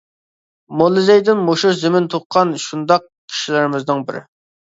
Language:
Uyghur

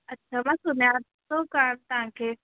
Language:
Sindhi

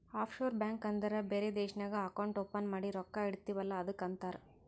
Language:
Kannada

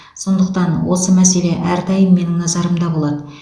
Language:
Kazakh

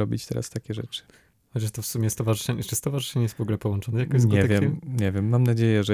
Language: Polish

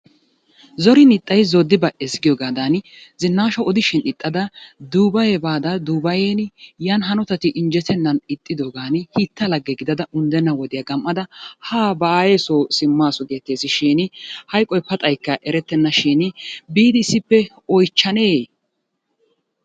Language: Wolaytta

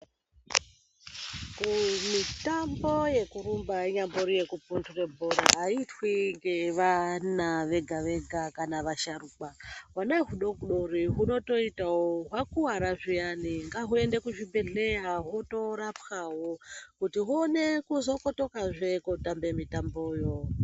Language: Ndau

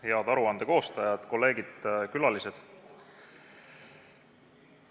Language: Estonian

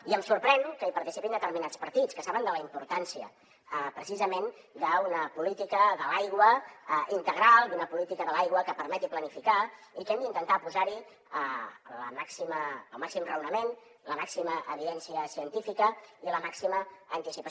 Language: Catalan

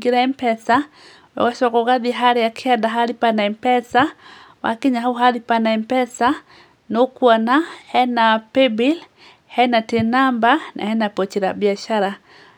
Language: Kikuyu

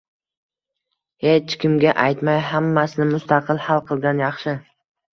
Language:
Uzbek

